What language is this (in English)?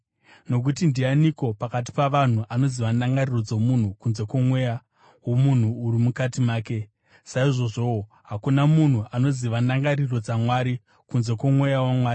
Shona